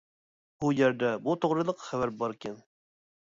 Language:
Uyghur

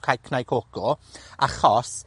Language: Welsh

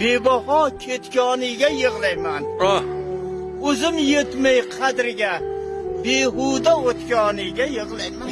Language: Uzbek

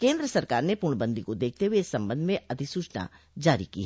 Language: Hindi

